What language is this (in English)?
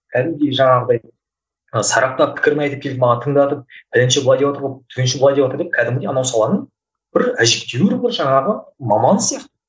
Kazakh